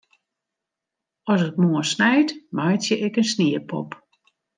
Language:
Western Frisian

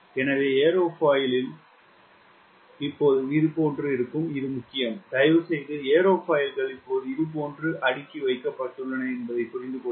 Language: Tamil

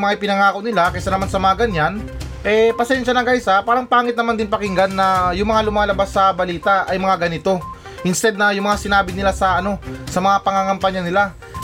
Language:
Filipino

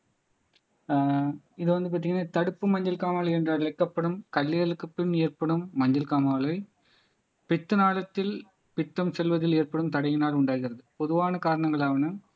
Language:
Tamil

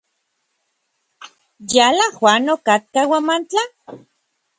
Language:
Orizaba Nahuatl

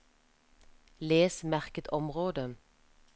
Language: Norwegian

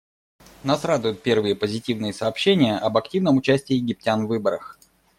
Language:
Russian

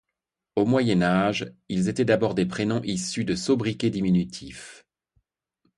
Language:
French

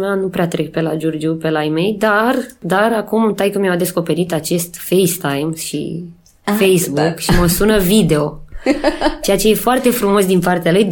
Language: Romanian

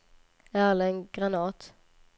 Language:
Swedish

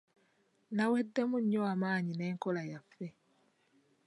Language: Ganda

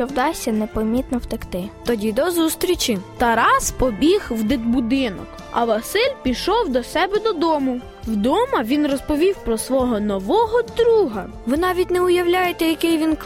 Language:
Ukrainian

